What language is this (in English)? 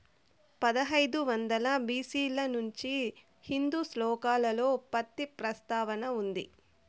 Telugu